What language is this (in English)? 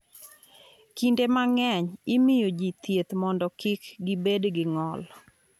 Luo (Kenya and Tanzania)